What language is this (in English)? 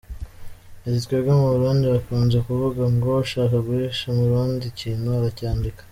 Kinyarwanda